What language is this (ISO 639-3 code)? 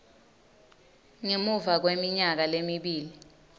ssw